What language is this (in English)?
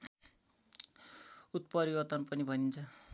Nepali